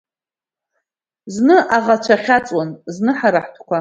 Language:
Abkhazian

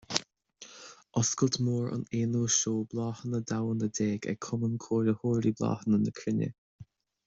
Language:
Irish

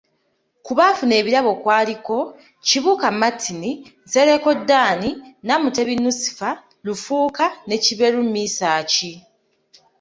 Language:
Ganda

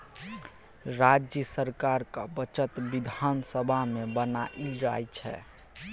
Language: Maithili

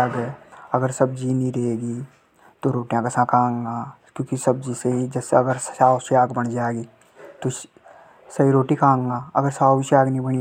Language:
Hadothi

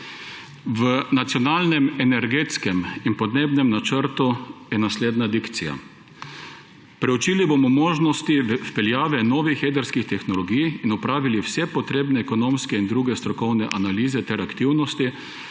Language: Slovenian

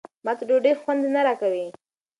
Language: Pashto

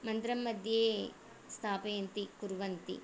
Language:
Sanskrit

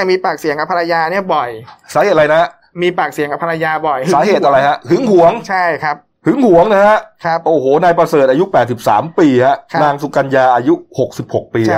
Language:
Thai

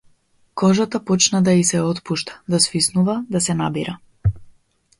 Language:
Macedonian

